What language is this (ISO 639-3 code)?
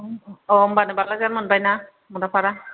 brx